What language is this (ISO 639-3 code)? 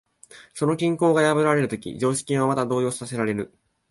jpn